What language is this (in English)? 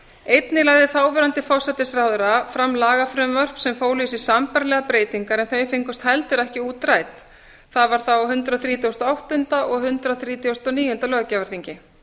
Icelandic